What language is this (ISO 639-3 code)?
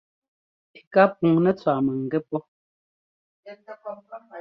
jgo